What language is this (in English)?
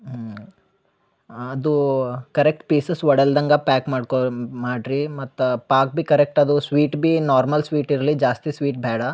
Kannada